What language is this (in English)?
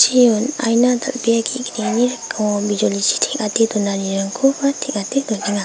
Garo